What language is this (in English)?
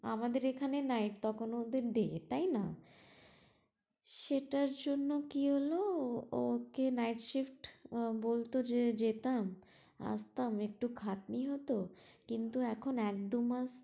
Bangla